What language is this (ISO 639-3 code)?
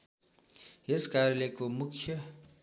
nep